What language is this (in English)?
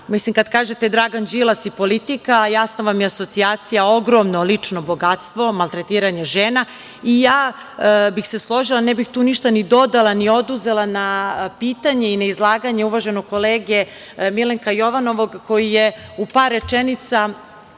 Serbian